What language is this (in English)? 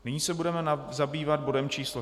Czech